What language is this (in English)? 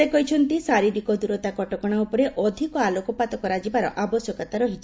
Odia